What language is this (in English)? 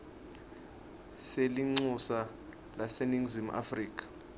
Swati